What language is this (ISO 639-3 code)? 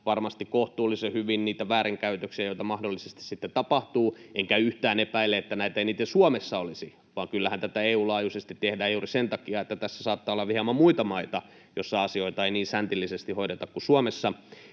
fin